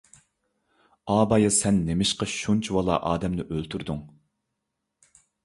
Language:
Uyghur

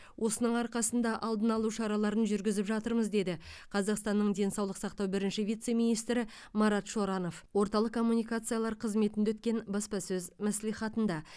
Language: Kazakh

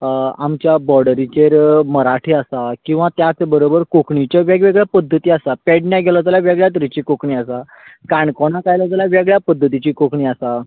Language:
Konkani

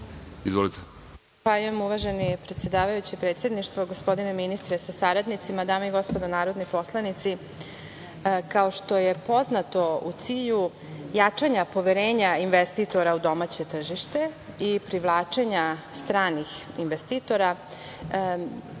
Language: Serbian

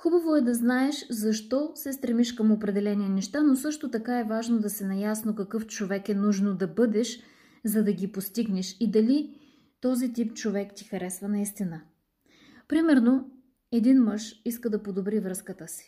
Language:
Bulgarian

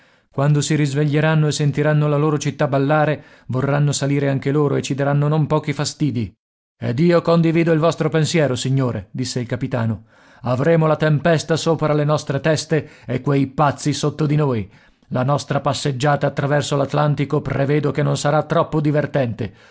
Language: Italian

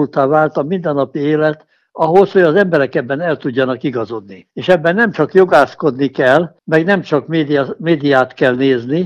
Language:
Hungarian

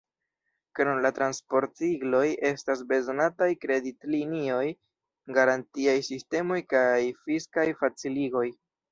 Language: Esperanto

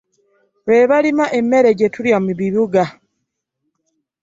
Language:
Ganda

